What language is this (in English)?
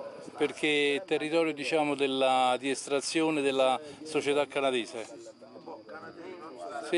Italian